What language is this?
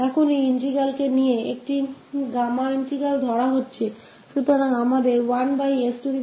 Hindi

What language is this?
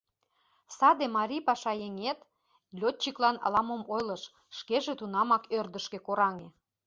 Mari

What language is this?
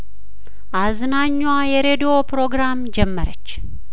Amharic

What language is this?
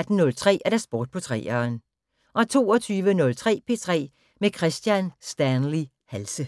Danish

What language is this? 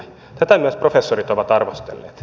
Finnish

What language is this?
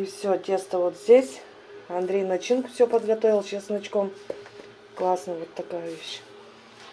Russian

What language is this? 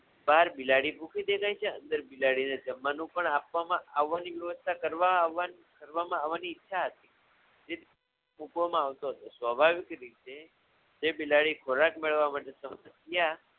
Gujarati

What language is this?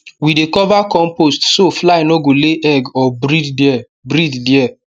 Nigerian Pidgin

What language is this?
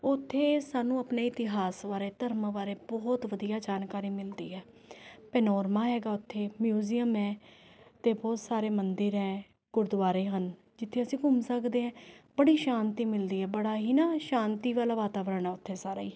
Punjabi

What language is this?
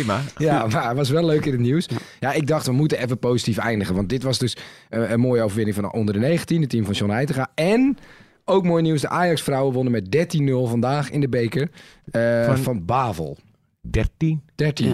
Dutch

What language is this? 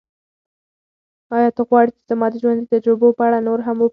Pashto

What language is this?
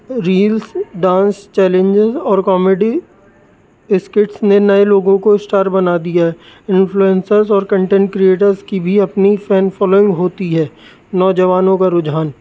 Urdu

